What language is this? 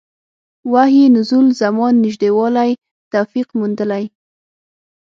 Pashto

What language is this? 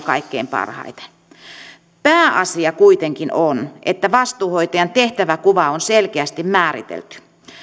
Finnish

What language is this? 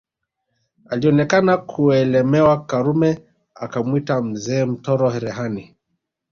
Swahili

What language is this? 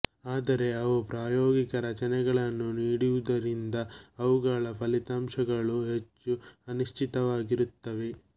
Kannada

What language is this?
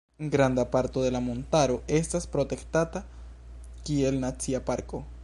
Esperanto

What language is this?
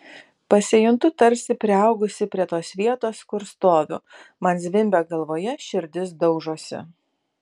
Lithuanian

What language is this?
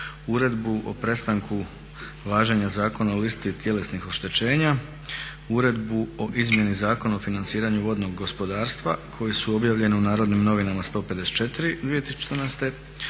Croatian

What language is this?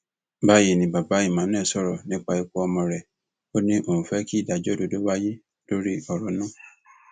Yoruba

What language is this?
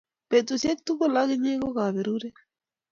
Kalenjin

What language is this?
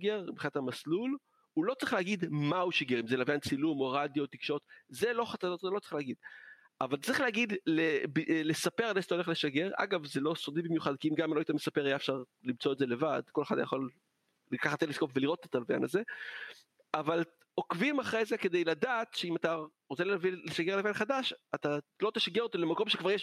Hebrew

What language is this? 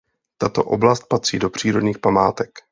Czech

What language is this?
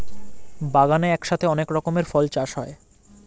Bangla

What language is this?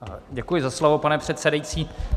Czech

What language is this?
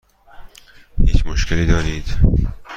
Persian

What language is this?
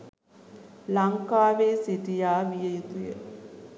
Sinhala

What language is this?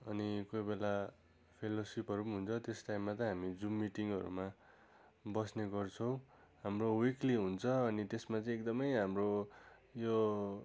Nepali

